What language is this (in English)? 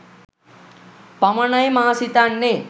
Sinhala